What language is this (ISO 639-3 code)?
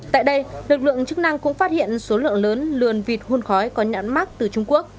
vie